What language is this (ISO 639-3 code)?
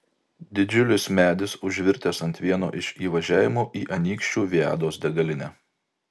lit